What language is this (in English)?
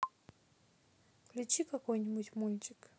Russian